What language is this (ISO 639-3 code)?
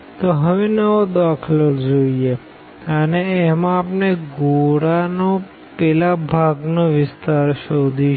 guj